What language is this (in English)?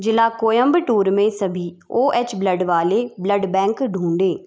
Hindi